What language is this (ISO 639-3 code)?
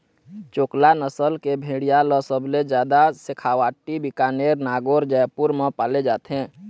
hne